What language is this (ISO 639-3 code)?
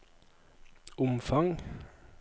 nor